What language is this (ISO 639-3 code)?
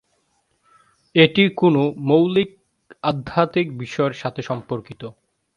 ben